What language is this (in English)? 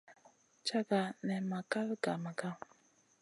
Masana